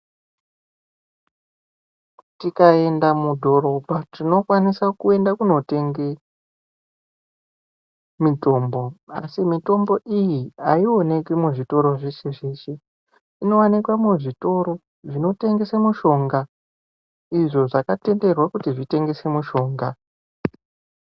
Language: Ndau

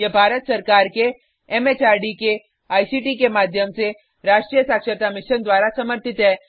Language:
Hindi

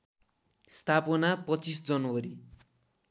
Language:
Nepali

